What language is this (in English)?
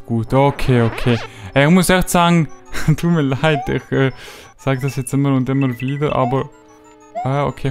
German